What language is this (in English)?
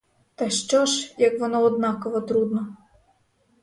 Ukrainian